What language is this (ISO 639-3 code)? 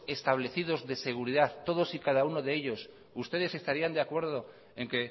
spa